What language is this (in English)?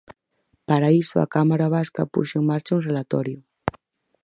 Galician